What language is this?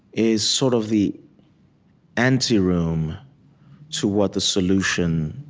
English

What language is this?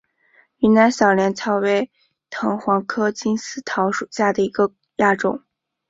Chinese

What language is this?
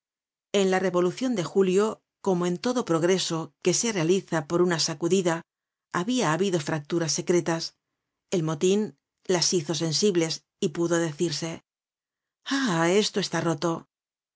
Spanish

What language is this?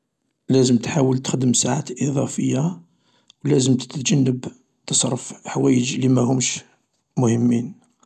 Algerian Arabic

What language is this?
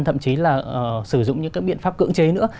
Vietnamese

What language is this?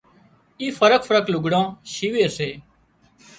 Wadiyara Koli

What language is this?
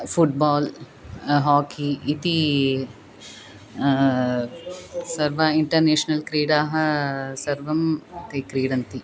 Sanskrit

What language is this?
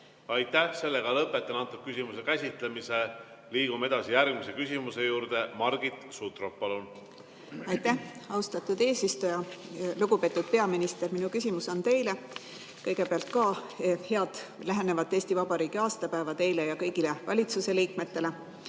Estonian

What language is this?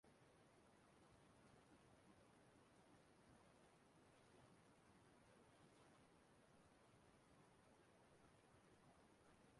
Igbo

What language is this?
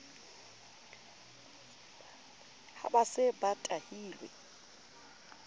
Southern Sotho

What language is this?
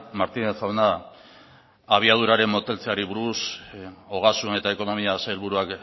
Basque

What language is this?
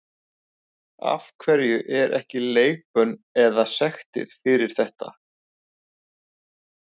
Icelandic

